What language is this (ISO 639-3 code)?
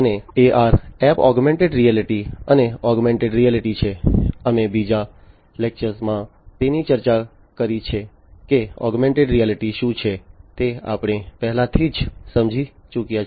guj